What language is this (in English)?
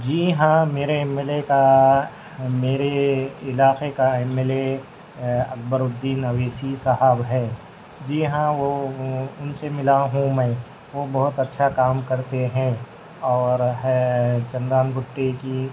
Urdu